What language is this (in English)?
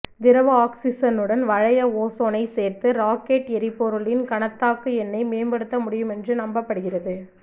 Tamil